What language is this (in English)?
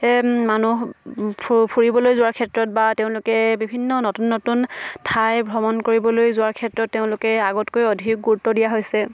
Assamese